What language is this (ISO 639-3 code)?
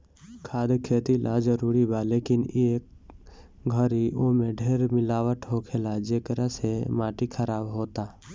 bho